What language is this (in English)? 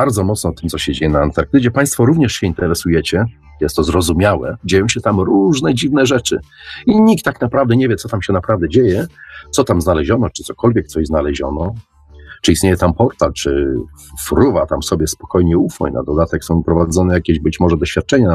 Polish